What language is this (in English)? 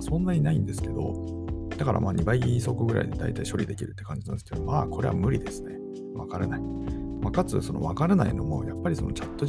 Japanese